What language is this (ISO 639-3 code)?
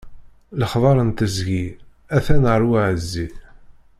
kab